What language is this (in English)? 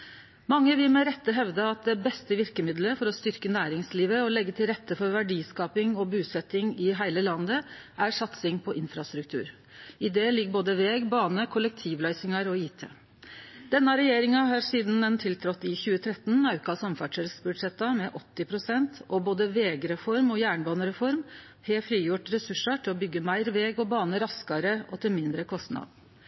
Norwegian Nynorsk